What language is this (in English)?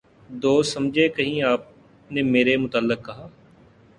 Urdu